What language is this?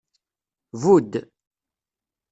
Kabyle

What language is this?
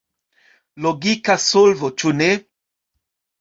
Esperanto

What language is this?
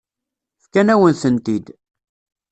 Kabyle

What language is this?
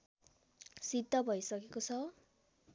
Nepali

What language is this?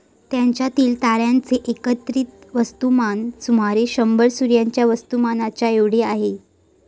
Marathi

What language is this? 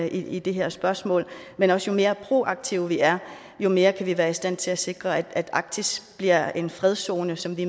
Danish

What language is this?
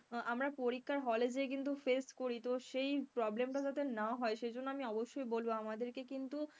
Bangla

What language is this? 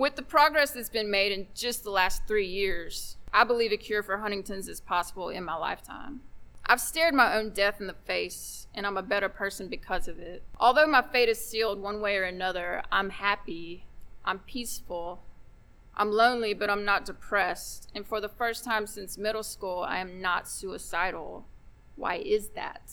English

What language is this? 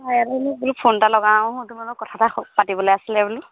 Assamese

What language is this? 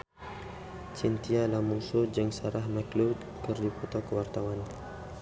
Sundanese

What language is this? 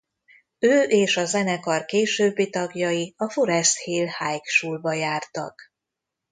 Hungarian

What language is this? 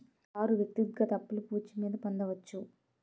Telugu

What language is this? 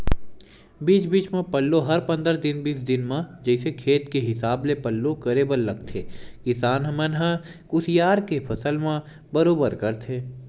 Chhattisgarhi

